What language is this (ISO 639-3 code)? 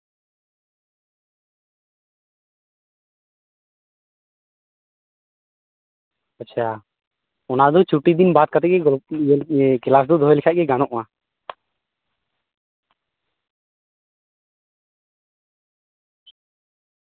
sat